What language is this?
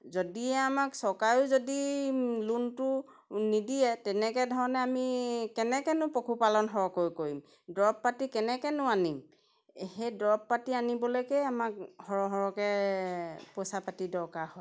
Assamese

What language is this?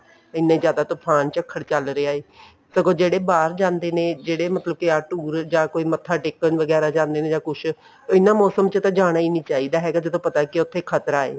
Punjabi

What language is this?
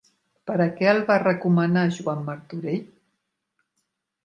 Catalan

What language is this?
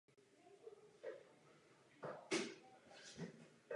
Czech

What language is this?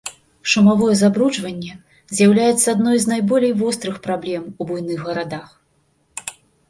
Belarusian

